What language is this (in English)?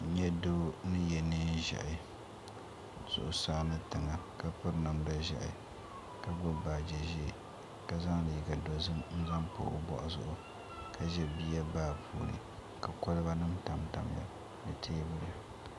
Dagbani